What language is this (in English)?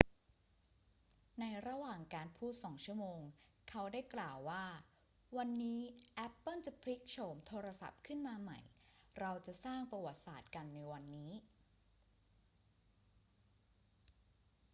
Thai